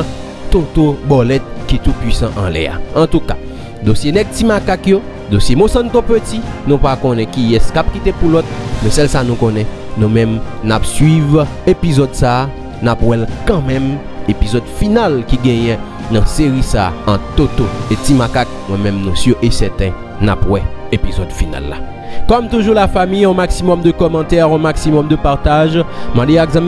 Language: French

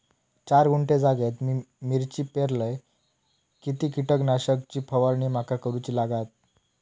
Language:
Marathi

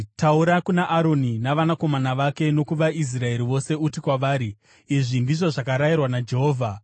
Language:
Shona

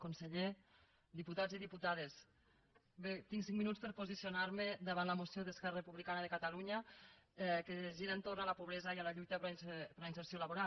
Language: Catalan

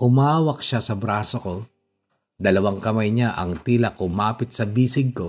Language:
Filipino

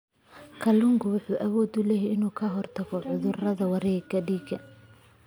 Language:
Somali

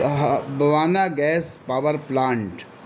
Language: Urdu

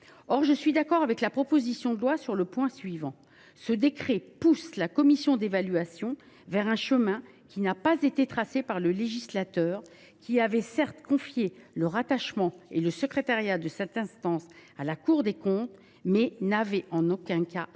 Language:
French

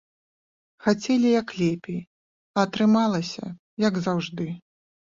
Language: Belarusian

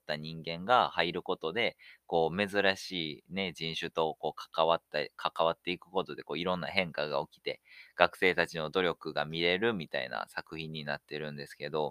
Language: Japanese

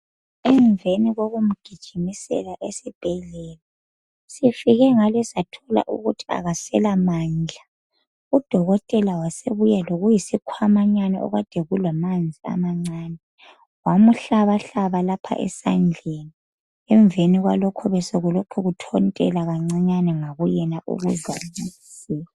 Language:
North Ndebele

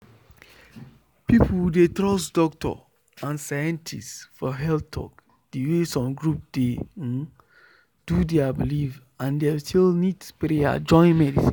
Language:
Nigerian Pidgin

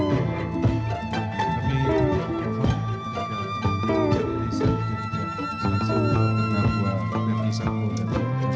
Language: Indonesian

